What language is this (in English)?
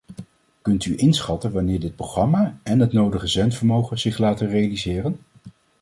Dutch